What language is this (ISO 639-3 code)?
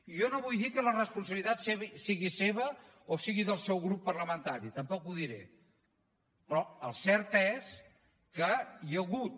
cat